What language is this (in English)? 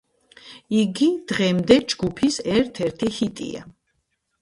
Georgian